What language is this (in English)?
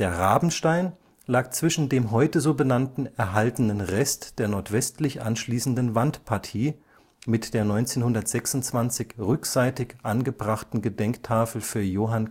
German